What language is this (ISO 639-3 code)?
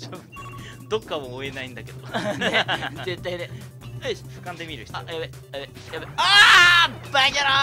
jpn